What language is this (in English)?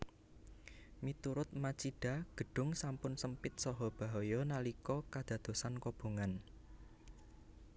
Javanese